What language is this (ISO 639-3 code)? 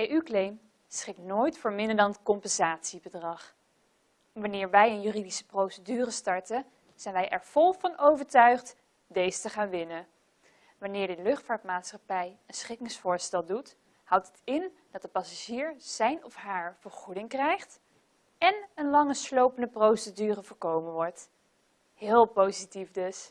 nld